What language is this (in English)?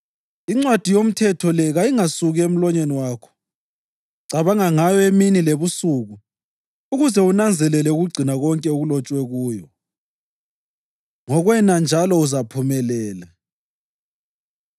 North Ndebele